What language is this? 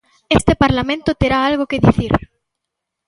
Galician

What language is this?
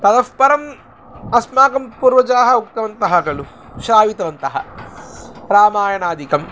Sanskrit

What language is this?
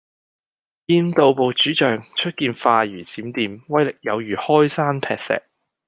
Cantonese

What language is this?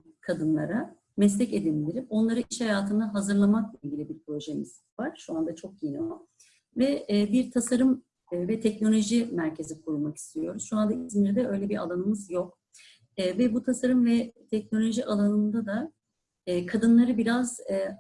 Turkish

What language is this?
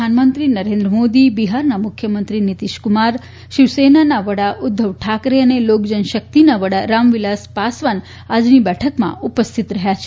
Gujarati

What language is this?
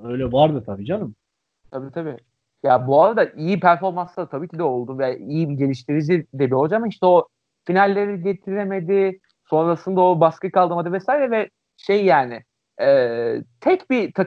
Turkish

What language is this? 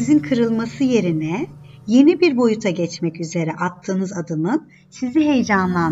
Turkish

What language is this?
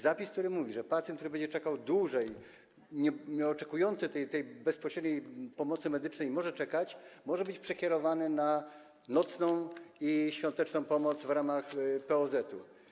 Polish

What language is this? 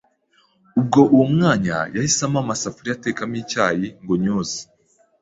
Kinyarwanda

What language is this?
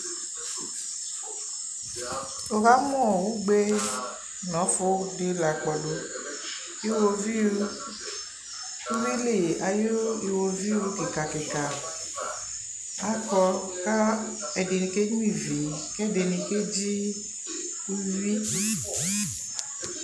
Ikposo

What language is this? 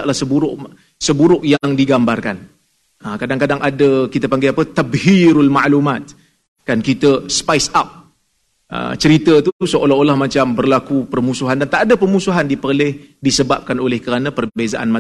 Malay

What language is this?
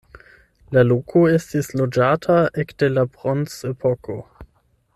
Esperanto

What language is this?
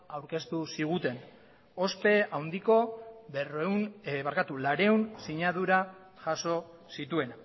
Basque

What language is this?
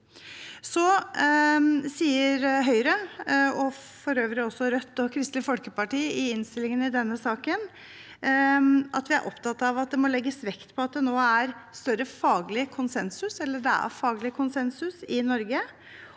Norwegian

